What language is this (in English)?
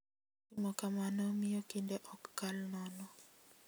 Luo (Kenya and Tanzania)